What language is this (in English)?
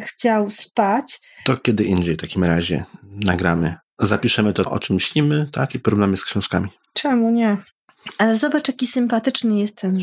Polish